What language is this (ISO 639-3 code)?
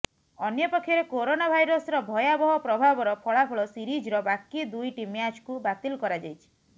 ori